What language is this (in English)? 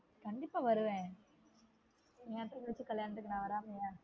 Tamil